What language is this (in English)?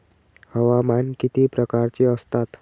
Marathi